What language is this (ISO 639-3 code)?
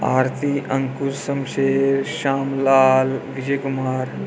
doi